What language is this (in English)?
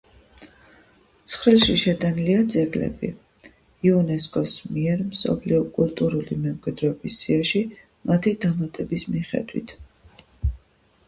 Georgian